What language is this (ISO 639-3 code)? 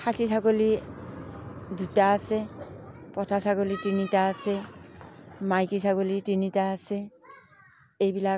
asm